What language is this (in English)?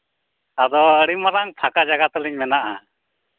Santali